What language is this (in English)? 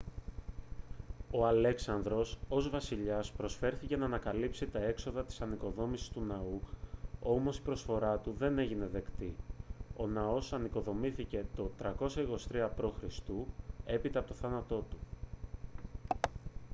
Greek